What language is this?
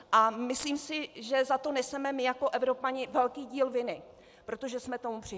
Czech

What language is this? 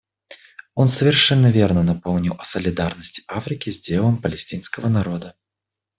Russian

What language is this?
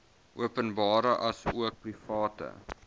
Afrikaans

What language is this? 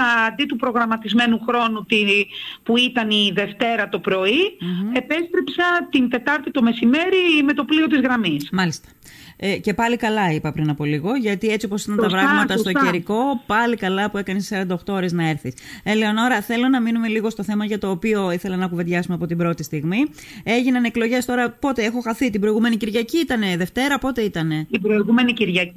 Greek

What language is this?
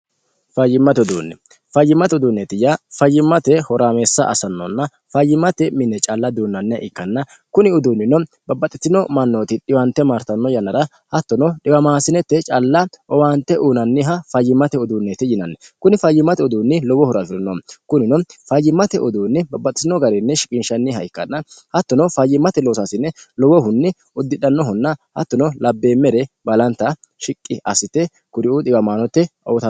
Sidamo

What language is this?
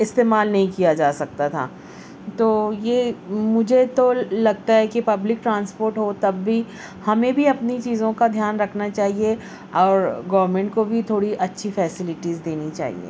Urdu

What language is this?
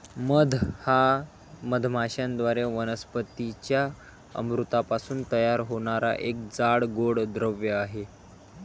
Marathi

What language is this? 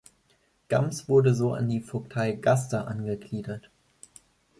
German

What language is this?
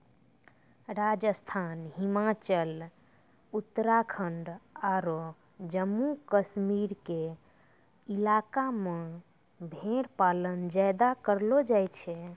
Maithili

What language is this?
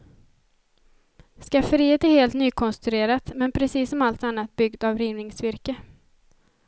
Swedish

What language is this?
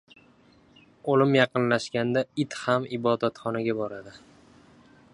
Uzbek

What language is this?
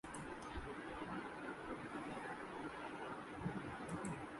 Urdu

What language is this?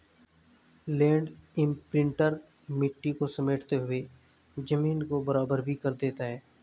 Hindi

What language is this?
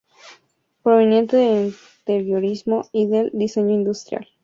Spanish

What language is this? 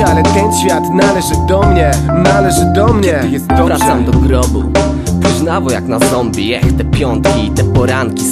Polish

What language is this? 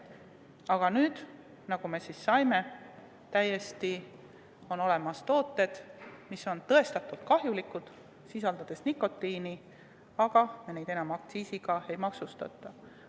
Estonian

